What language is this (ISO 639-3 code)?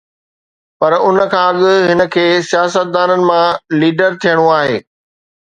snd